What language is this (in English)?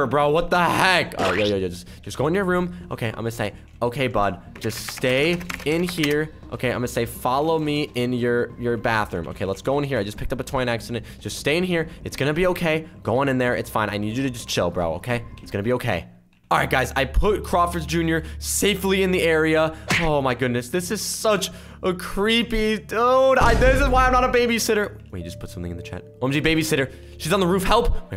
English